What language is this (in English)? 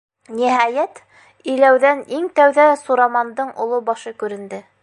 Bashkir